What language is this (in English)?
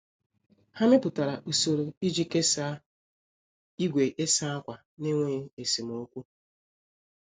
Igbo